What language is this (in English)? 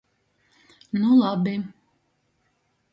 Latgalian